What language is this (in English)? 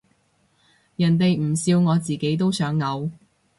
Cantonese